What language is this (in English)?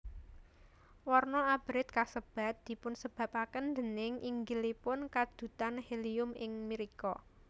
Javanese